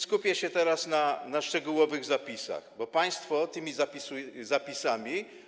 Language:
Polish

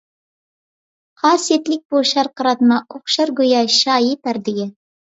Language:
Uyghur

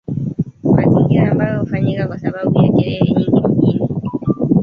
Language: Swahili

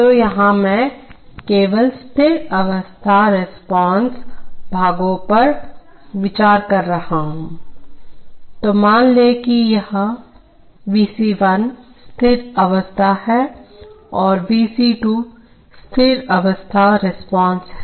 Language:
Hindi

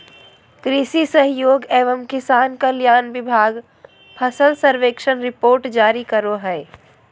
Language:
Magahi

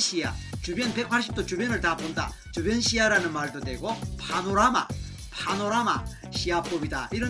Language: Korean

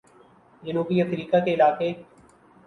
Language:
Urdu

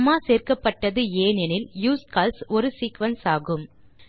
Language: Tamil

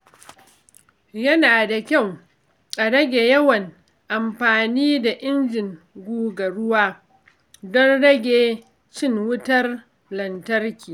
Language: Hausa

